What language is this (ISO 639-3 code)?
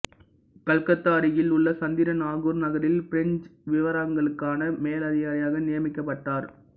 tam